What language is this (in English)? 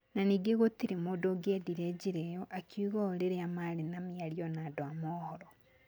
Kikuyu